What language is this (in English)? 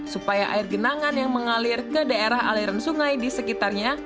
Indonesian